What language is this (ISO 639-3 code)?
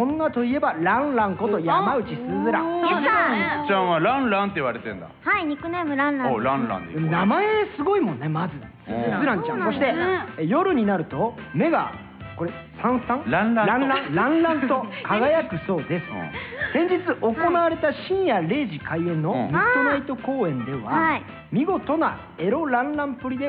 jpn